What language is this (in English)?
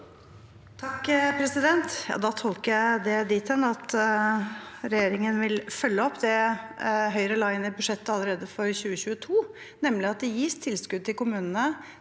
Norwegian